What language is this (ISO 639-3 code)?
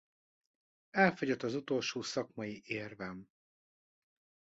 hun